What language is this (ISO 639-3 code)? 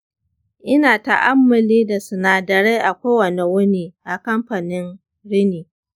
hau